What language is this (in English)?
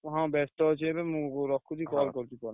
Odia